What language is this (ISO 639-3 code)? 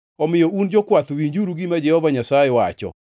luo